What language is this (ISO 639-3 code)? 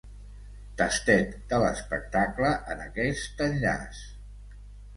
cat